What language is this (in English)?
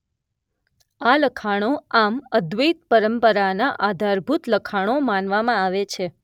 Gujarati